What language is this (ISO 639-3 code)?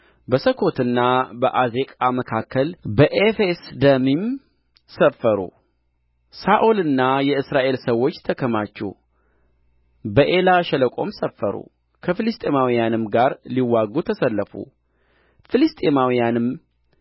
amh